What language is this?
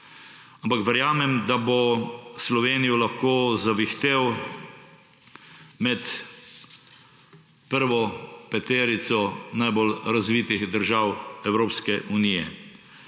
Slovenian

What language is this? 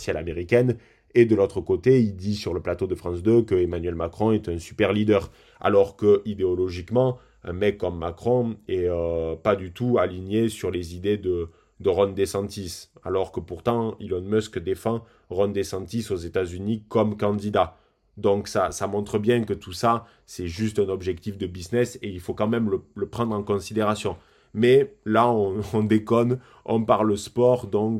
French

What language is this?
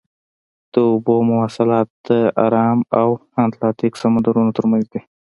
Pashto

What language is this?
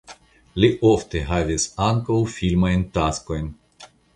Esperanto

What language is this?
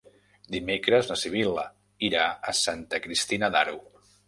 Catalan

